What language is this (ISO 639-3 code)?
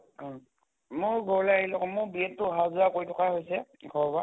asm